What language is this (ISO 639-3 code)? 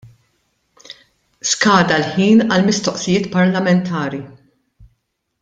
mlt